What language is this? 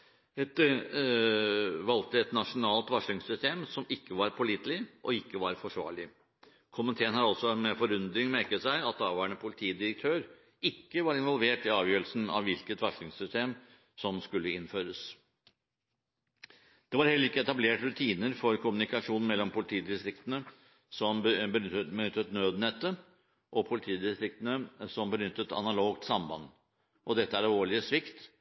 Norwegian Bokmål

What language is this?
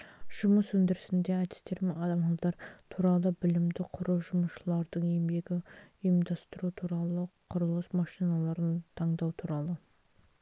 Kazakh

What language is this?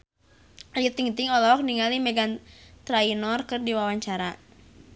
Sundanese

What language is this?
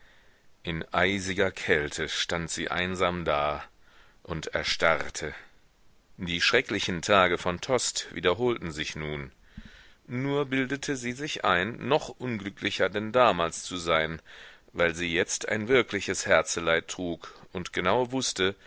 German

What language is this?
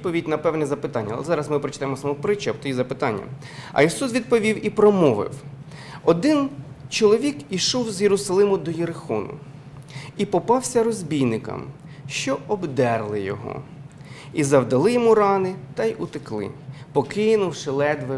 Ukrainian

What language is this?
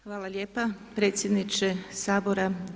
Croatian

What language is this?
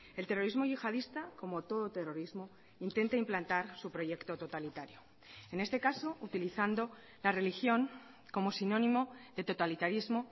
Spanish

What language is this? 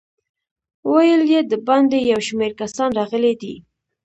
Pashto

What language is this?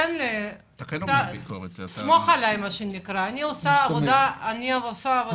Hebrew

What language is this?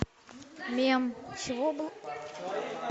Russian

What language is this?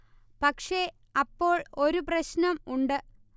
Malayalam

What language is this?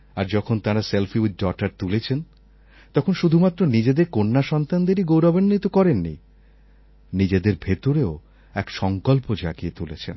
Bangla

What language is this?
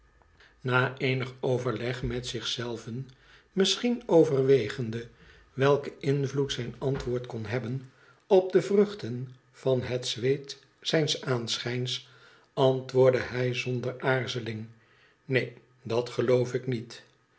Dutch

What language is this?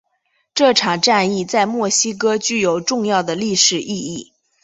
Chinese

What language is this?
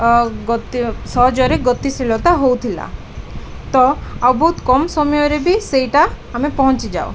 Odia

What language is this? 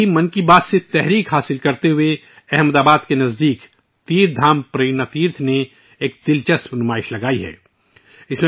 Urdu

